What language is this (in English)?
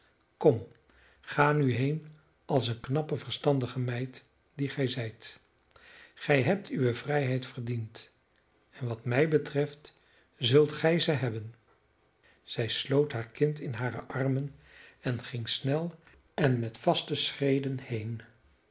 Dutch